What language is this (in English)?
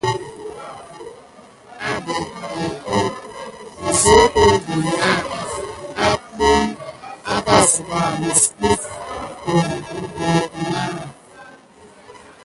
Gidar